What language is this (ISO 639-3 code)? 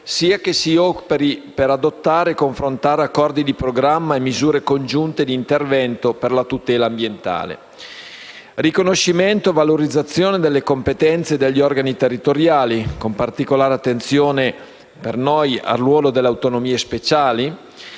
ita